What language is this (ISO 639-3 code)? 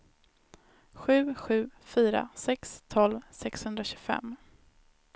swe